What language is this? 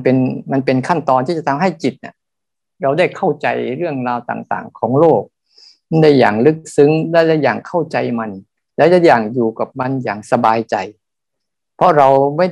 Thai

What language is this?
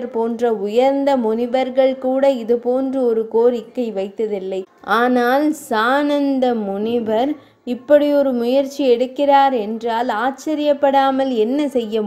Tamil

